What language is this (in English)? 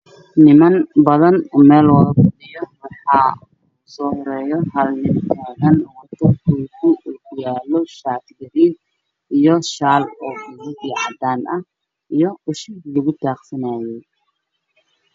Somali